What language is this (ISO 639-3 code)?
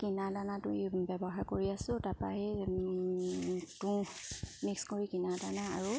asm